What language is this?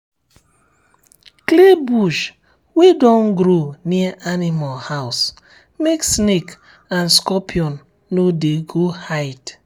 Nigerian Pidgin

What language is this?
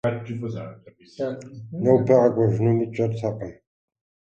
Kabardian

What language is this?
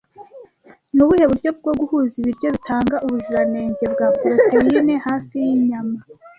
Kinyarwanda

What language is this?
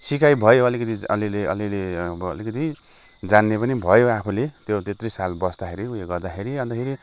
Nepali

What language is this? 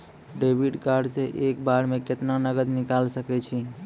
Maithili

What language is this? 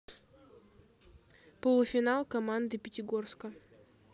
Russian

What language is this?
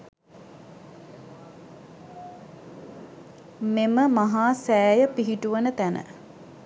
Sinhala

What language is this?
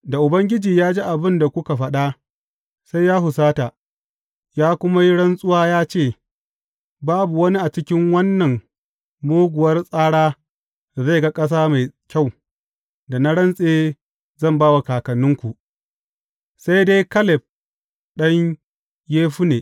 Hausa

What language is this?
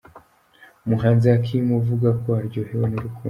Kinyarwanda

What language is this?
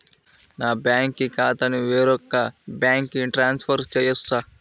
Telugu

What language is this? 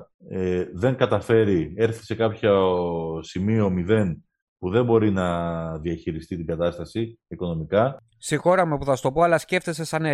Greek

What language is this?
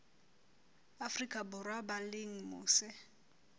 Southern Sotho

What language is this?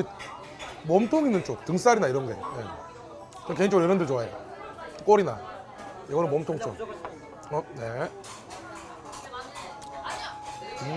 Korean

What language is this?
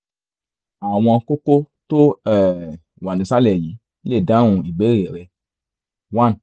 Yoruba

